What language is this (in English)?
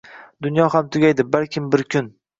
Uzbek